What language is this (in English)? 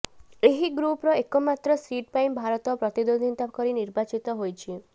Odia